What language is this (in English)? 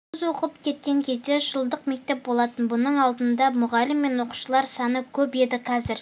Kazakh